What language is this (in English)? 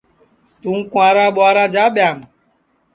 Sansi